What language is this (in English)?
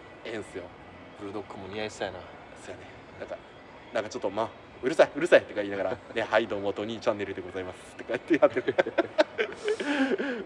Japanese